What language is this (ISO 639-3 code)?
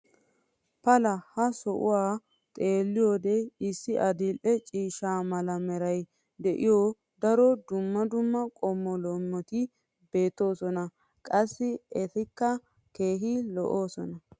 wal